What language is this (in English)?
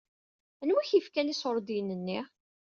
Kabyle